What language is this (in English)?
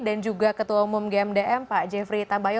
Indonesian